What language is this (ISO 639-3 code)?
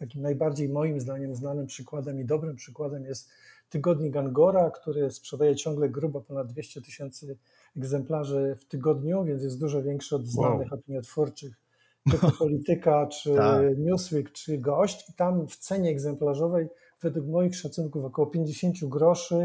pol